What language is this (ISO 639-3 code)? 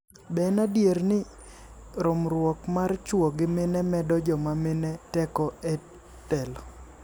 luo